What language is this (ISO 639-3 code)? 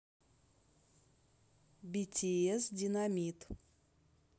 rus